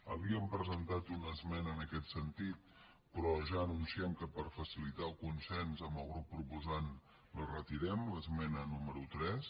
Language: Catalan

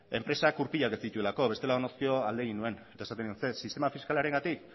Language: Basque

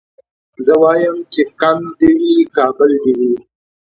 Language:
Pashto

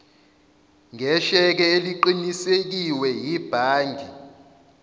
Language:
Zulu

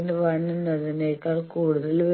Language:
Malayalam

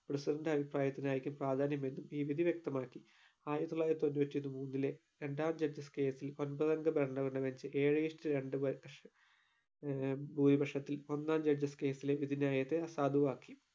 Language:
Malayalam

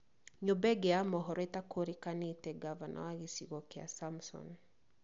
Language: Kikuyu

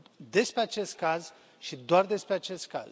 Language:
Romanian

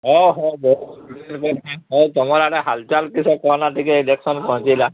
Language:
Odia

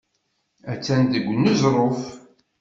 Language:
Kabyle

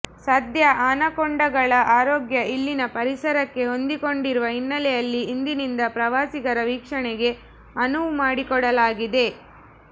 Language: Kannada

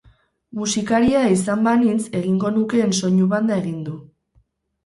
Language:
Basque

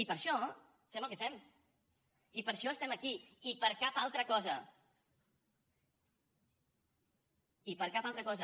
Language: Catalan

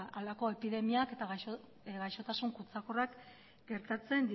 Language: Basque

